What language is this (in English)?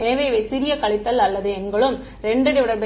Tamil